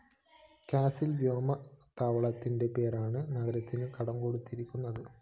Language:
Malayalam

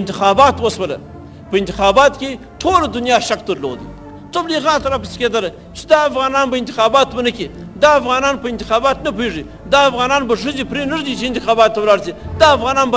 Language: Arabic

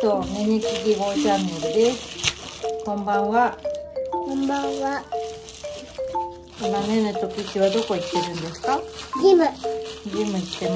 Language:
Japanese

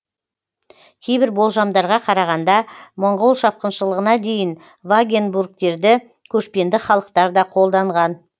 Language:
Kazakh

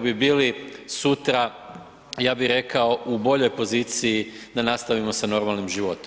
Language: Croatian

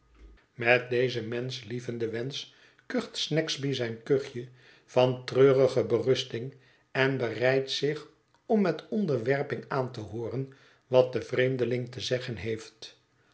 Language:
Dutch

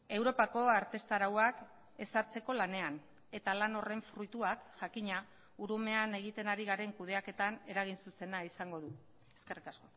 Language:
Basque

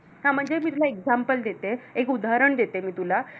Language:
Marathi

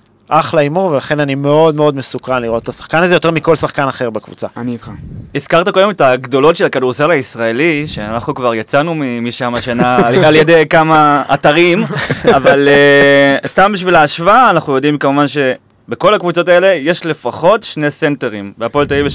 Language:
Hebrew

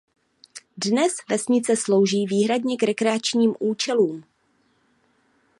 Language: Czech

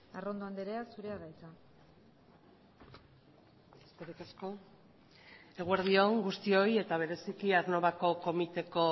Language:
Basque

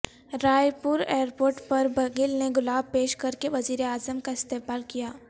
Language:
Urdu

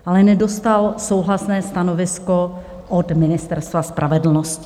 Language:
Czech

